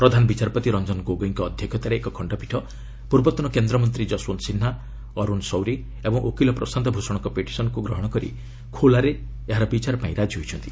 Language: Odia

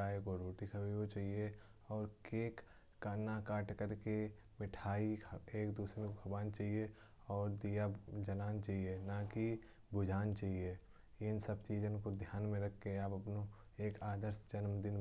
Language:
Kanauji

